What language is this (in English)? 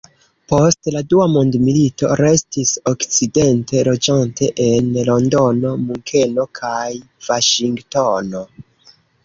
Esperanto